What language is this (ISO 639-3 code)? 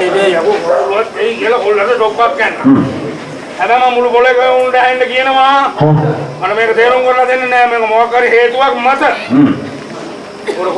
sin